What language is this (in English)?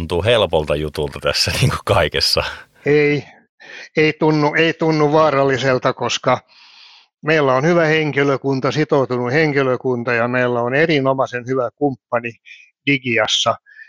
Finnish